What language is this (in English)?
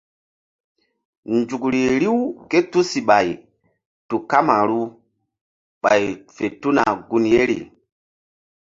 Mbum